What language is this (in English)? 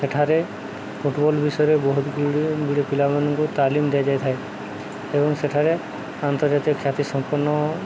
Odia